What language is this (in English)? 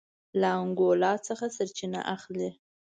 Pashto